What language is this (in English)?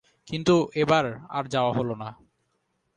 Bangla